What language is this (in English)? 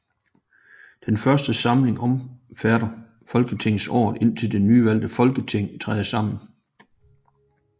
Danish